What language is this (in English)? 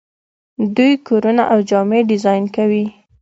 Pashto